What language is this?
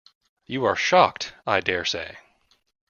English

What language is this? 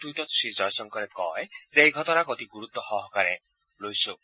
Assamese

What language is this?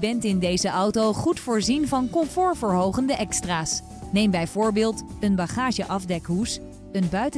Dutch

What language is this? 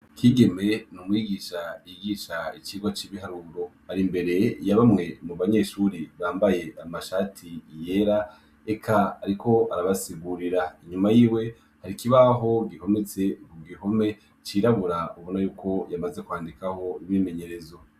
Rundi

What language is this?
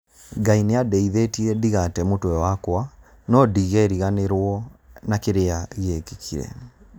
Kikuyu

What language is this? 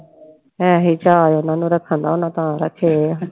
Punjabi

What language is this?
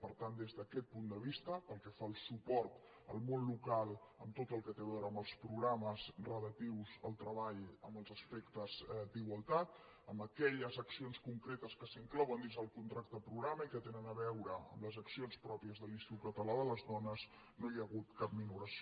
Catalan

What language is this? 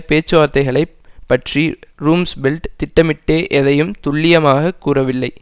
Tamil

